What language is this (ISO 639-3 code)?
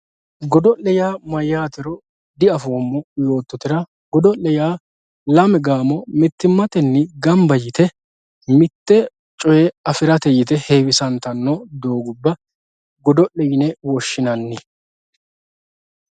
sid